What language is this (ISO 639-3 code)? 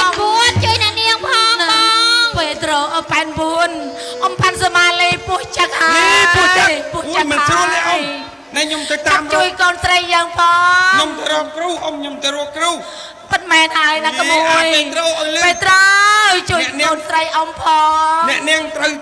tha